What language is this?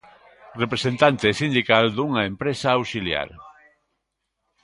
Galician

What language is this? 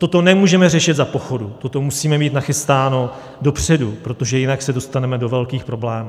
Czech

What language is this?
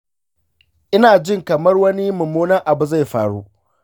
Hausa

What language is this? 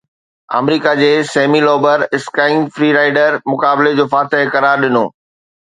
Sindhi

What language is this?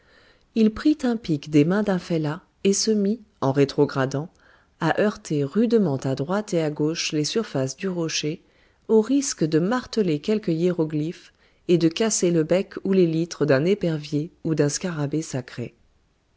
French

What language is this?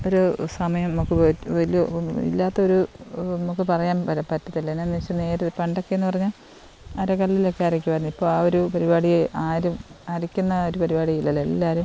Malayalam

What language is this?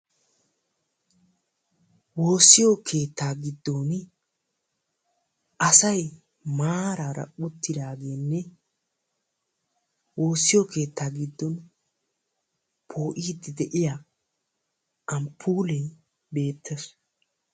Wolaytta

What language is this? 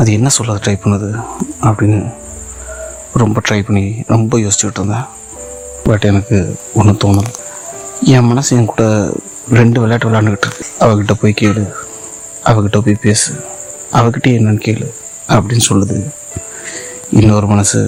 Tamil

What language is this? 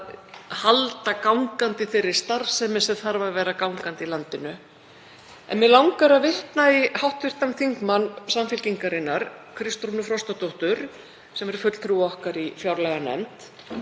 Icelandic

